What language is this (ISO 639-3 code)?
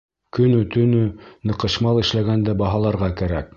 bak